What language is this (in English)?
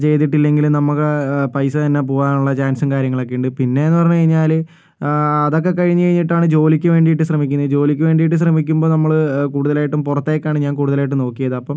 Malayalam